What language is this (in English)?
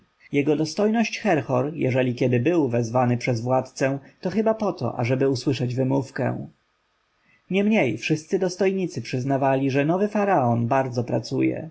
Polish